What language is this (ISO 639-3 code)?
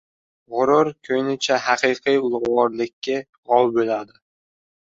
uzb